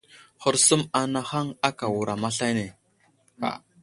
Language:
Wuzlam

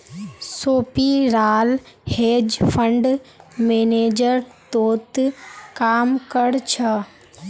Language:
Magahi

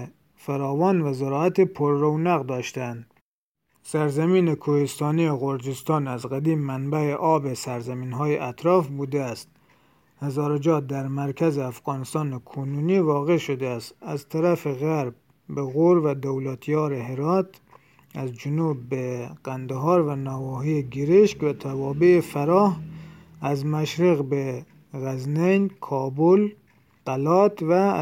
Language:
Persian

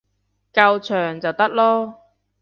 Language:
Cantonese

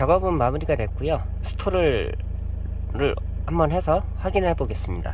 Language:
Korean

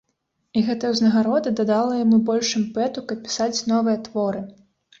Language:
Belarusian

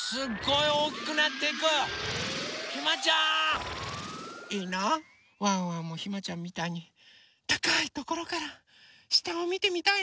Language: Japanese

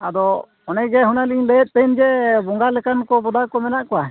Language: Santali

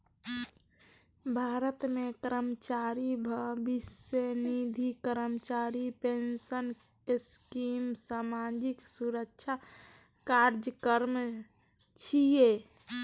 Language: Maithili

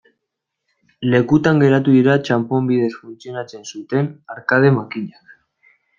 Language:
Basque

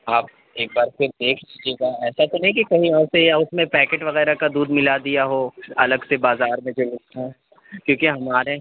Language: Urdu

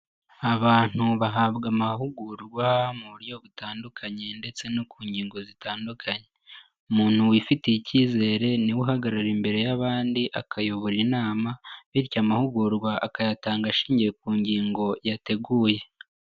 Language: Kinyarwanda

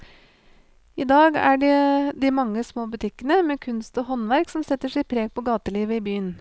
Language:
Norwegian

